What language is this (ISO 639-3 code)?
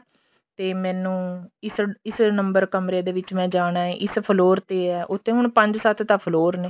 pan